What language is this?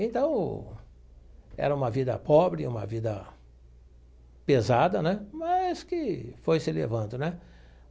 Portuguese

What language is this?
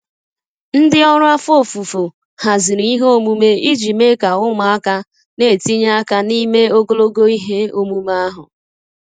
Igbo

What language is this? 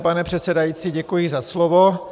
Czech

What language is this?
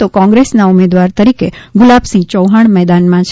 Gujarati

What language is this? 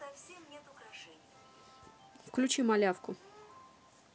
Russian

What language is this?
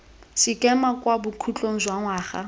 Tswana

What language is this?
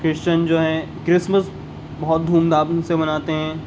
Urdu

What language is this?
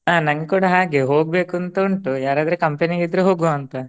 Kannada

